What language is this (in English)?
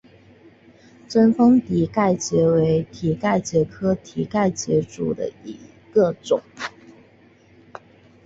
Chinese